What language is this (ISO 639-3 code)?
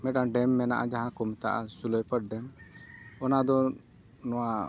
sat